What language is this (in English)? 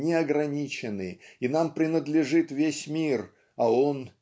Russian